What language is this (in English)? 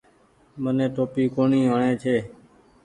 Goaria